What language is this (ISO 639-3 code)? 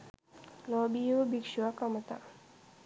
sin